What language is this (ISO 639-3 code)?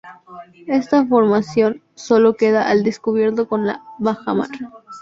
spa